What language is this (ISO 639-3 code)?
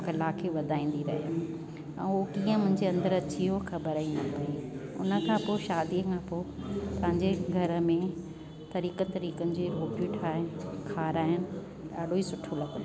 snd